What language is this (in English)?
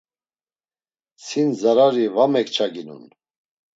Laz